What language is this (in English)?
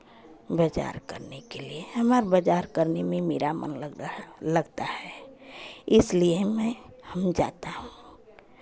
Hindi